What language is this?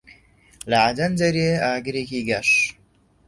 Central Kurdish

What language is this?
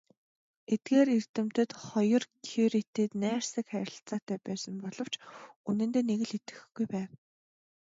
Mongolian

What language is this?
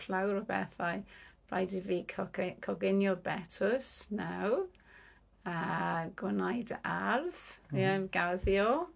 Welsh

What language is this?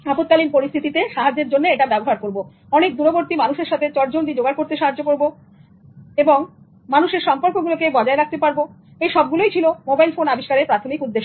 Bangla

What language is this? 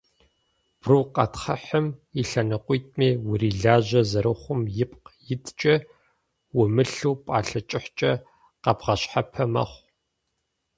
Kabardian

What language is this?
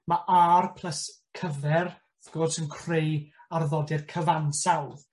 Welsh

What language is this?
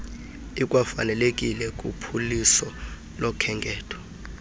Xhosa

